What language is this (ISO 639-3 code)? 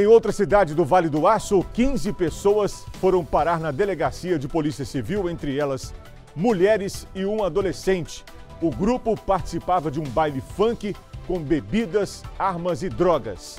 por